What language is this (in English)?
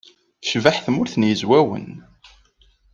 Kabyle